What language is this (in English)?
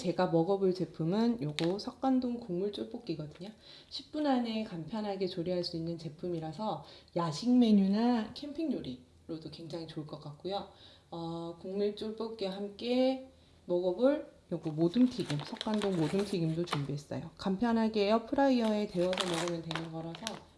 Korean